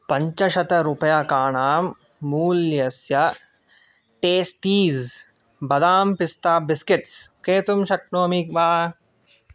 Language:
Sanskrit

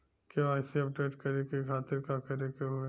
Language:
Bhojpuri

